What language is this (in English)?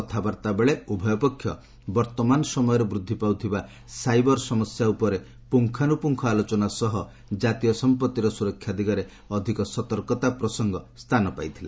Odia